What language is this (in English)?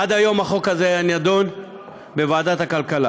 Hebrew